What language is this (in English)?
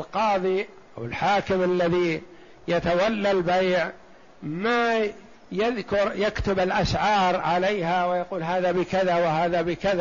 Arabic